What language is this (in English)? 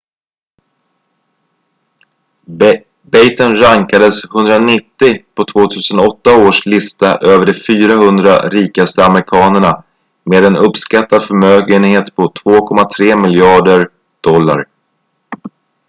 Swedish